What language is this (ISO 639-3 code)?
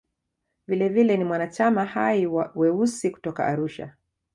swa